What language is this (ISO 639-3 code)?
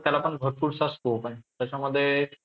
mar